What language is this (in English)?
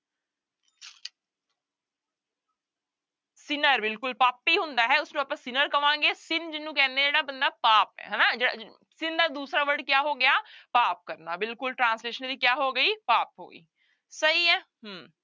Punjabi